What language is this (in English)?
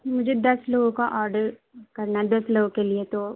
Urdu